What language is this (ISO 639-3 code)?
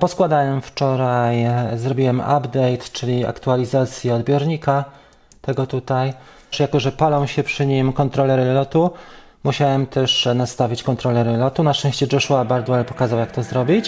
pol